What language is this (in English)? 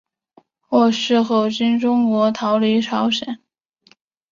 Chinese